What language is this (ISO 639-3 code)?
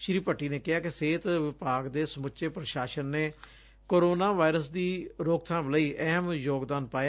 pan